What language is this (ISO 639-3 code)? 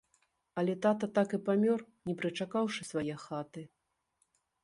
bel